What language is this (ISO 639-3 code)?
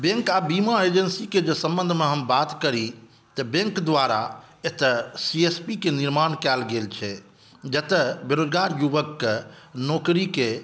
mai